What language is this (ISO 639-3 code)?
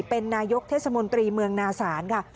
tha